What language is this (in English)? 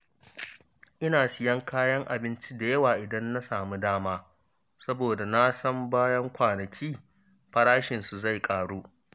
Hausa